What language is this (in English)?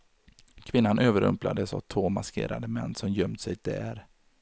Swedish